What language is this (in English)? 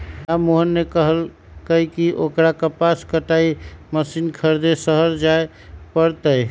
Magahi